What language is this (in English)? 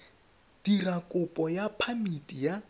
Tswana